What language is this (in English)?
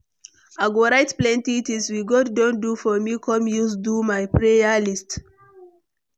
Nigerian Pidgin